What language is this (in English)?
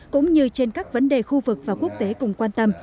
Vietnamese